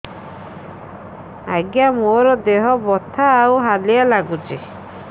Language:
Odia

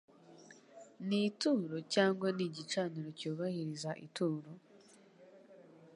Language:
Kinyarwanda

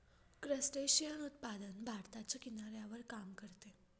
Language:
Marathi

